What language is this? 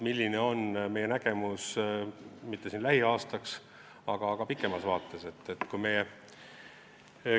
Estonian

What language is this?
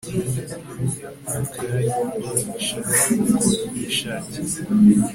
Kinyarwanda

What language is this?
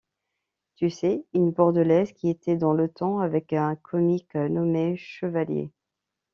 French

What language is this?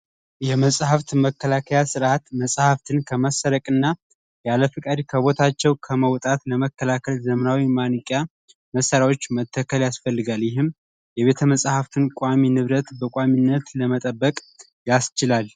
Amharic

